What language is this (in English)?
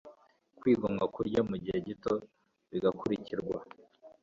Kinyarwanda